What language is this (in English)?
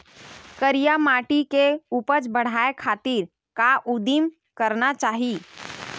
Chhattisgarhi